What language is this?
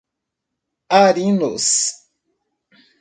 Portuguese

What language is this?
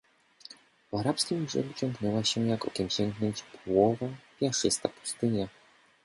Polish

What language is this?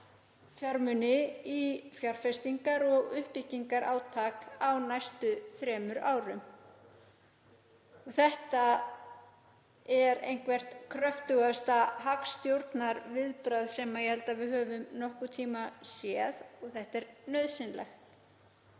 Icelandic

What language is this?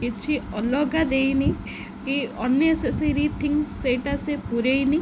Odia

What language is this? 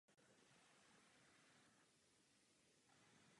Czech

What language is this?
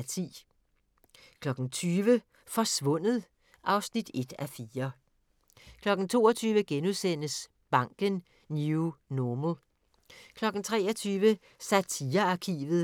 Danish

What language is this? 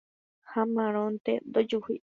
Guarani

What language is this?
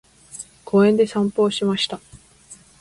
Japanese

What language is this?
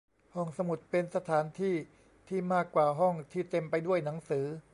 Thai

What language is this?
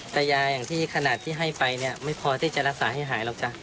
Thai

